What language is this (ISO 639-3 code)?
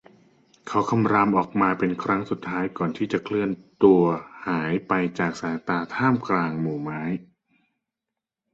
tha